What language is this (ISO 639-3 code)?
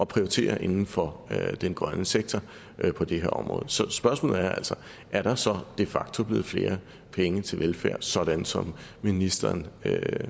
dan